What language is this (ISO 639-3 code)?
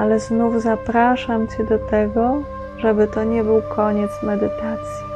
pol